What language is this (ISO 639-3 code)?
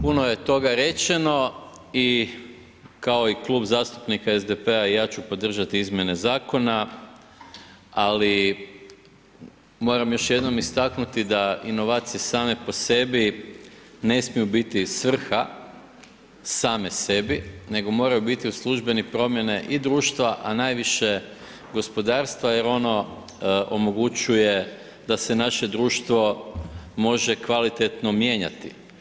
hrv